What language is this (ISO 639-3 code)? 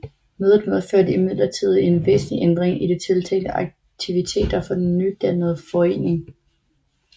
dan